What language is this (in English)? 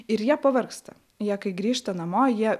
Lithuanian